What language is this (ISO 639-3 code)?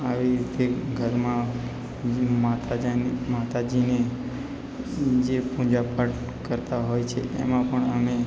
guj